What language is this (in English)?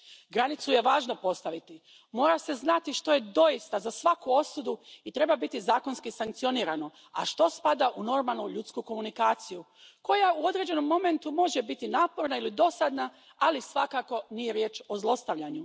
Croatian